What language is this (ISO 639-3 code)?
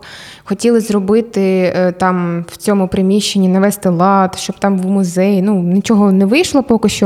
ukr